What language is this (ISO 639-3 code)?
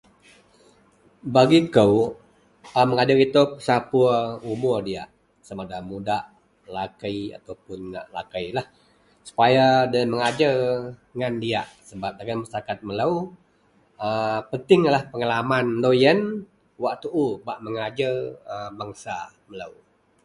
mel